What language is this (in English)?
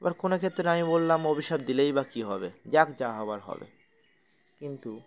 Bangla